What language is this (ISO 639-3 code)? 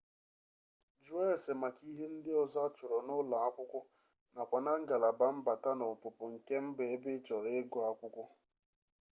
ibo